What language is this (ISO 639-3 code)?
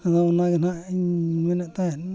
sat